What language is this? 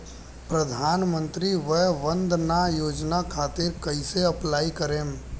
Bhojpuri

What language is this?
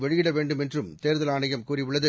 Tamil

